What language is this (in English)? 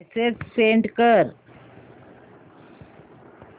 Marathi